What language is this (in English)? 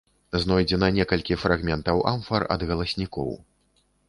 Belarusian